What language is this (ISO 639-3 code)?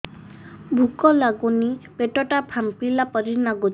ori